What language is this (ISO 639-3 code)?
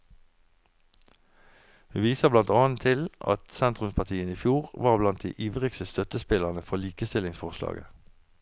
nor